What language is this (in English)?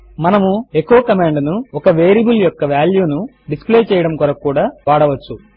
Telugu